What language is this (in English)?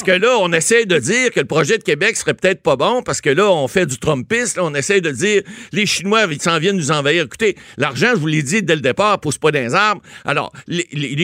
French